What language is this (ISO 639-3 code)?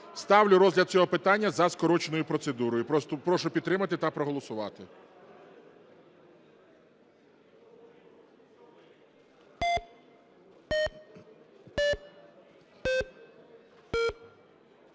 ukr